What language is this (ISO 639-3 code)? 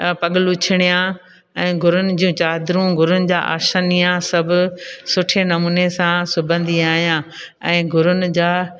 snd